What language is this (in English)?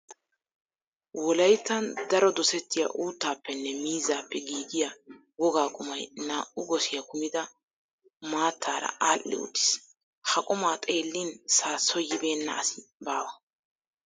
Wolaytta